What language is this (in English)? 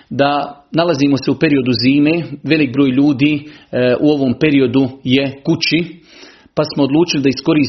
Croatian